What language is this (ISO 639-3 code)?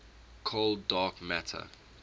eng